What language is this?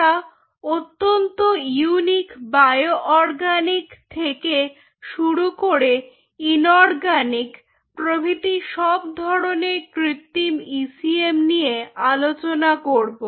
Bangla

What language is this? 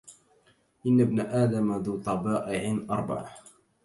Arabic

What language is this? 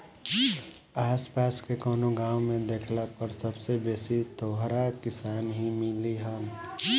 Bhojpuri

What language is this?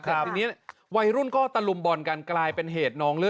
Thai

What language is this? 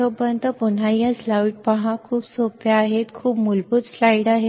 Marathi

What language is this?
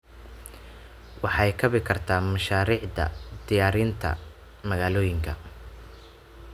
Somali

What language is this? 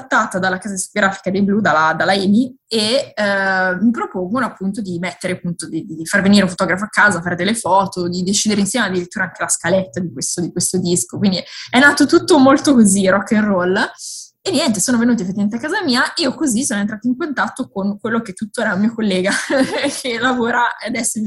Italian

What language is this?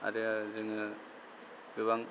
Bodo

